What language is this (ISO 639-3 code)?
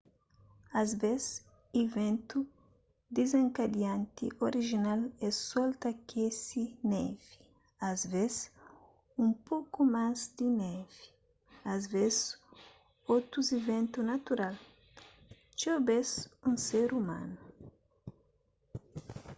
kea